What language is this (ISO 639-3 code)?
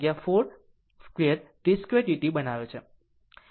guj